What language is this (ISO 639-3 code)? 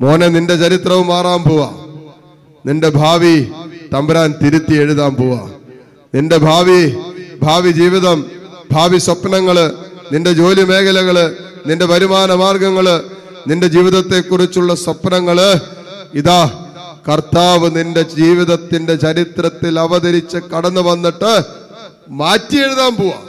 mal